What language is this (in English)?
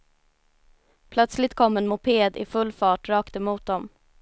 Swedish